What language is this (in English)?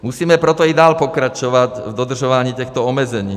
Czech